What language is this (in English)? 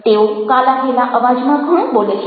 Gujarati